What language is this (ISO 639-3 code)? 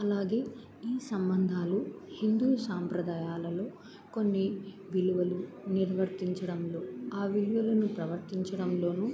tel